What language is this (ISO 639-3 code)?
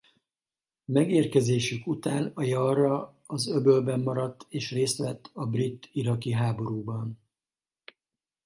hun